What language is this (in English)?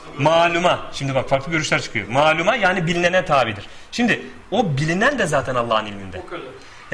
Turkish